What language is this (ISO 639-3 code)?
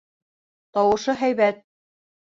bak